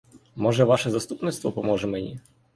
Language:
Ukrainian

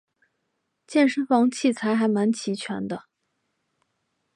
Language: Chinese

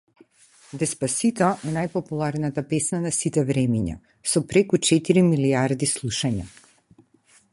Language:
Macedonian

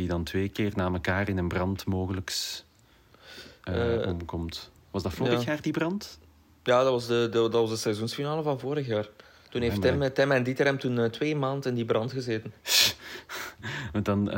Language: Dutch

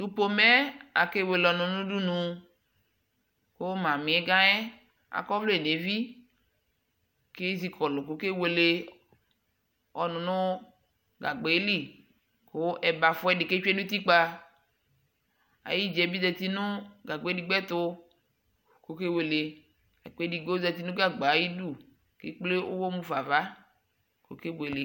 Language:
Ikposo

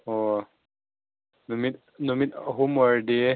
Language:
Manipuri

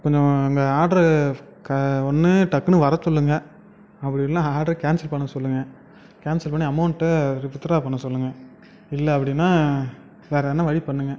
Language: Tamil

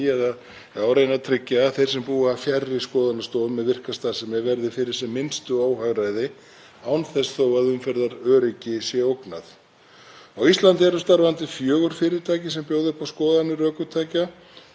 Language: Icelandic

